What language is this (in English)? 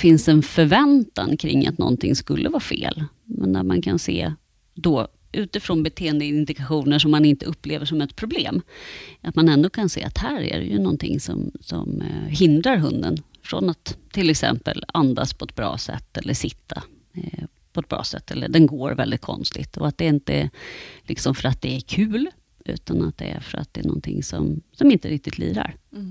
Swedish